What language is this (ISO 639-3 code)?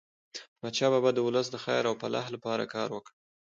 pus